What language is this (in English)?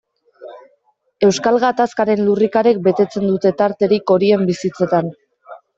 Basque